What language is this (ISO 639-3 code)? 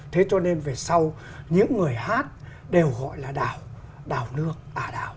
vie